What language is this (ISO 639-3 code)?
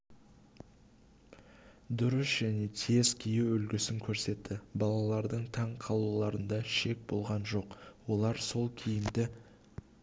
kaz